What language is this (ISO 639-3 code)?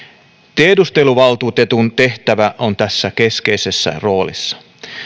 fin